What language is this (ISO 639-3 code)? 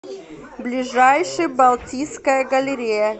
rus